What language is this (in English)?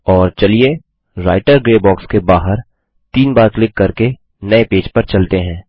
Hindi